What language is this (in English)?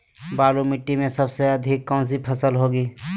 Magahi